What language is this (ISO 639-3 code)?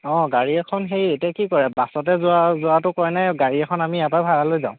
asm